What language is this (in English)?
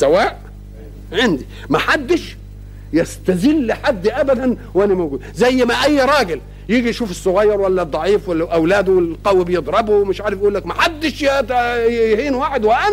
Arabic